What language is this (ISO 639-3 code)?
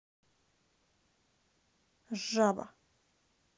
rus